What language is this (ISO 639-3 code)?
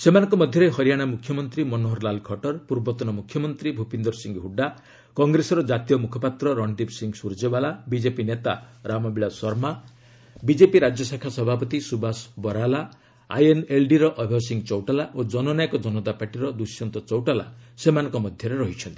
ori